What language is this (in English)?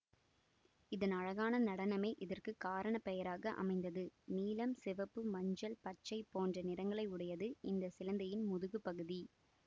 Tamil